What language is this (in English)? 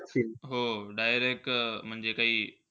Marathi